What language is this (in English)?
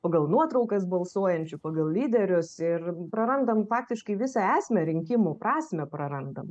Lithuanian